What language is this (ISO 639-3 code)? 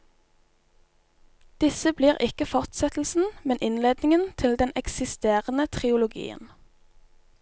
nor